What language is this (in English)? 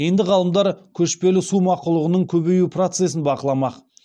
Kazakh